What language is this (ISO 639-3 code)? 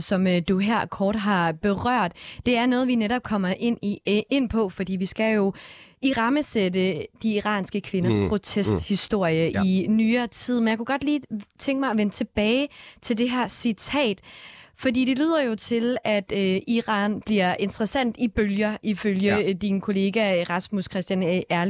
dan